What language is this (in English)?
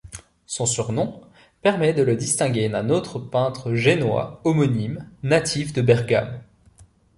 French